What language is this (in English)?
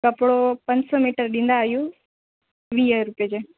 Sindhi